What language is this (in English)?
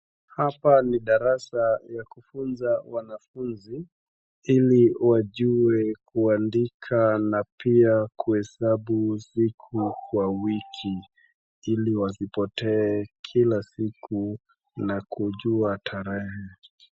Swahili